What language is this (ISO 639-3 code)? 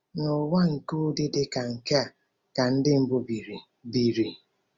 ibo